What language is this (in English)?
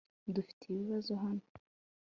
Kinyarwanda